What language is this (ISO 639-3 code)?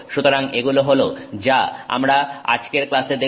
ben